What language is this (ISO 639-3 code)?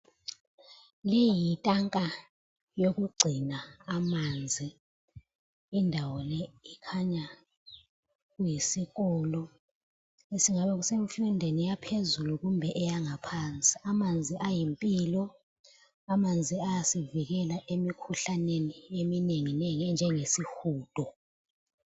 nde